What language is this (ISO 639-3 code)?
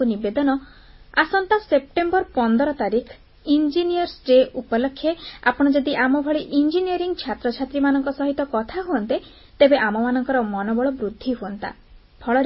ori